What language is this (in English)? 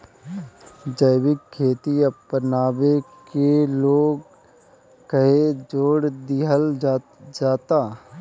Bhojpuri